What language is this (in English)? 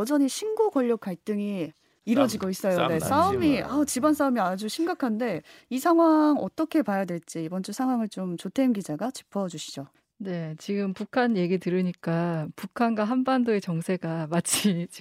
Korean